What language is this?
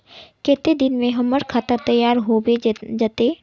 Magahi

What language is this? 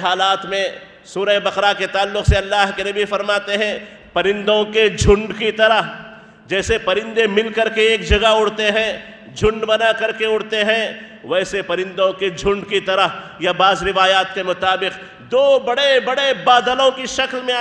Arabic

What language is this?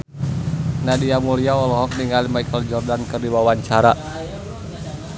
Sundanese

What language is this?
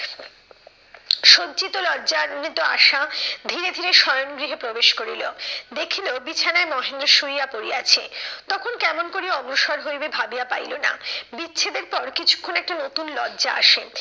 Bangla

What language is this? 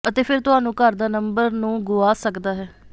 Punjabi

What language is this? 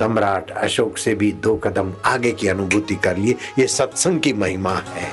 Hindi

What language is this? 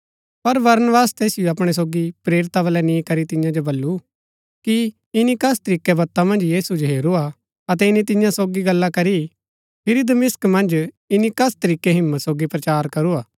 Gaddi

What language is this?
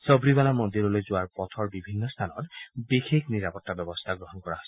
Assamese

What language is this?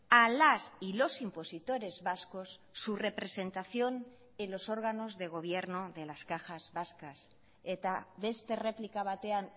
Spanish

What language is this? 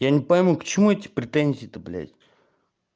Russian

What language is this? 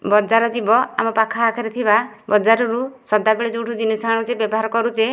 Odia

